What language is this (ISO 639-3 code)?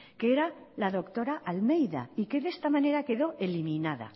spa